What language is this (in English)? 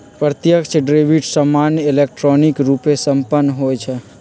Magahi